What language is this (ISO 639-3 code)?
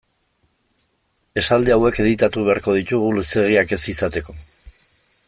eus